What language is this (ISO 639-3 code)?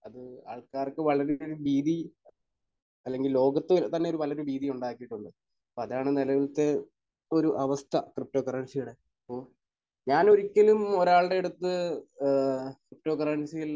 mal